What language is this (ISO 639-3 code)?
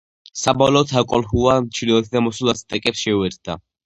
kat